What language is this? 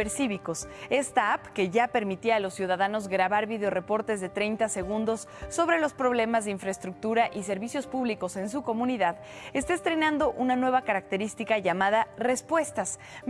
Spanish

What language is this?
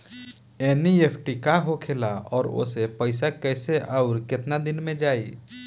Bhojpuri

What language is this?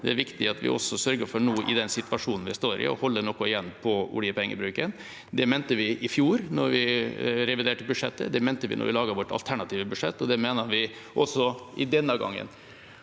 Norwegian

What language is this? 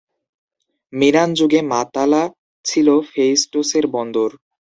Bangla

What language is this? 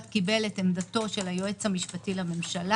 Hebrew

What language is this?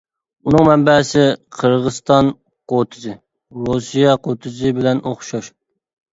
Uyghur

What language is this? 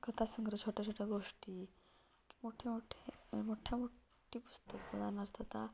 Marathi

